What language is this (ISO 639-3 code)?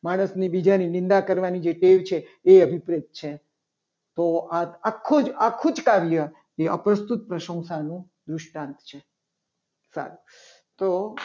guj